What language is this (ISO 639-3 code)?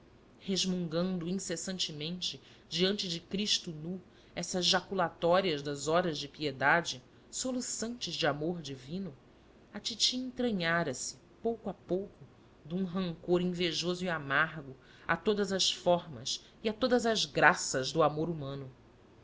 por